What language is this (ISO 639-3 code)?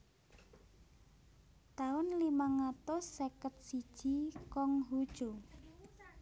jav